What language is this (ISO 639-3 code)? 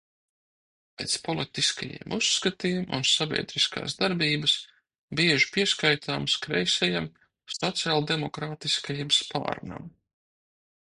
lav